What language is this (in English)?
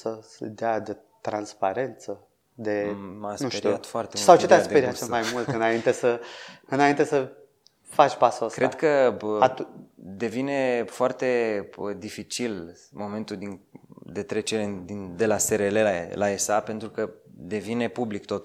Romanian